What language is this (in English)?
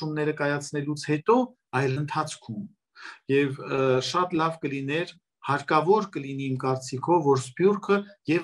Turkish